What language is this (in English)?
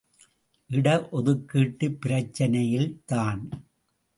Tamil